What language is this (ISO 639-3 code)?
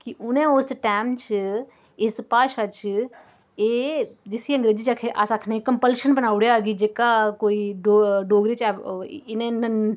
doi